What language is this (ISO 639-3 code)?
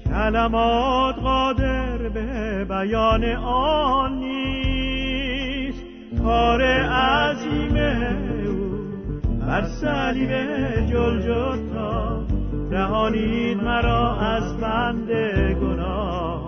fas